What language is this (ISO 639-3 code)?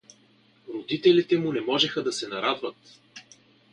bul